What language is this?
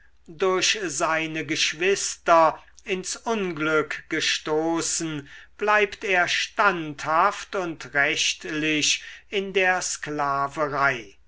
German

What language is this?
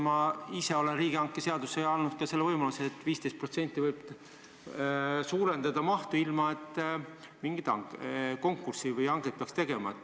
Estonian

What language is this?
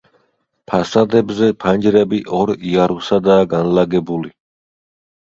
Georgian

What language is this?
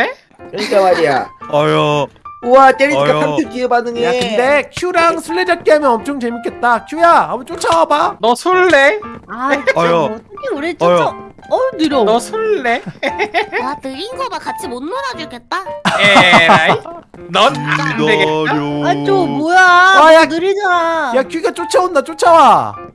Korean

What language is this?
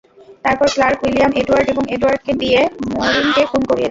Bangla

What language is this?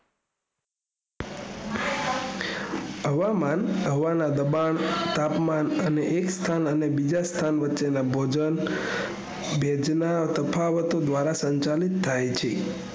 Gujarati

